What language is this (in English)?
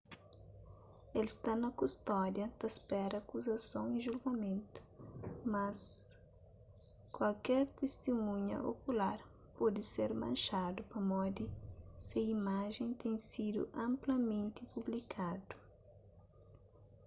Kabuverdianu